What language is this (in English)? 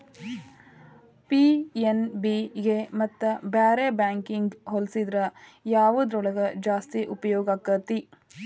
Kannada